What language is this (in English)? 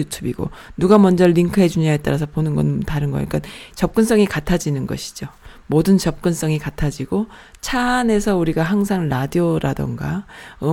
Korean